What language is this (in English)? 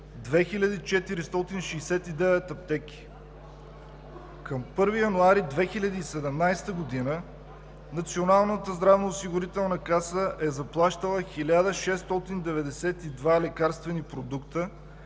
Bulgarian